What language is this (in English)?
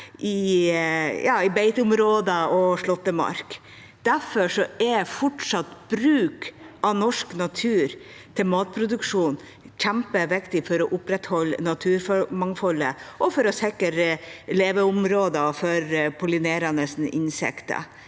Norwegian